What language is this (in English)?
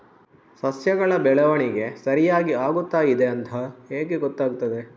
Kannada